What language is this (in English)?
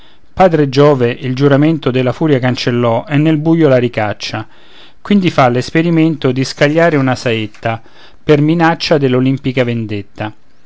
Italian